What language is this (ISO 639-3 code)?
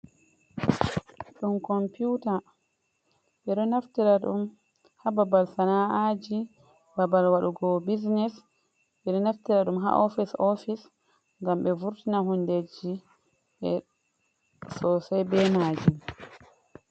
ful